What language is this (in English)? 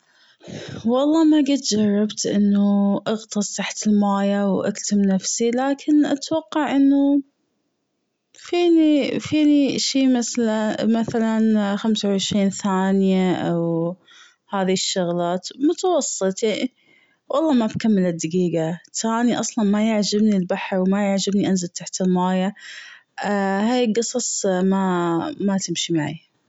Gulf Arabic